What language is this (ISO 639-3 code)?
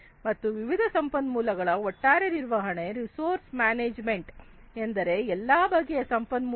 kan